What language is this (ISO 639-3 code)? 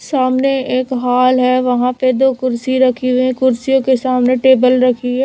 hin